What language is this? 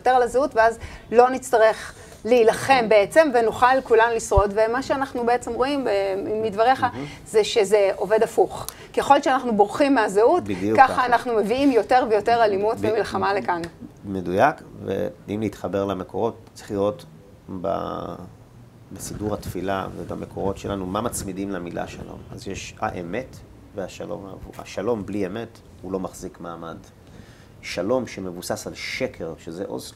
Hebrew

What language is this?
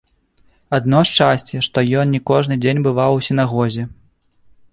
Belarusian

